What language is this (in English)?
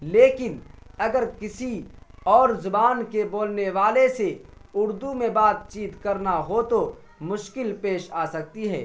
Urdu